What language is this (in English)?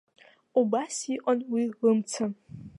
Abkhazian